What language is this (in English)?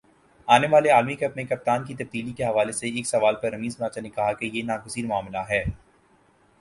Urdu